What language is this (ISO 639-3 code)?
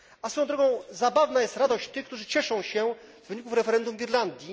pol